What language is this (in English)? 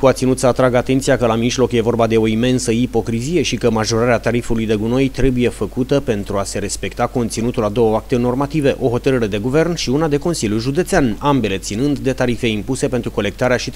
Romanian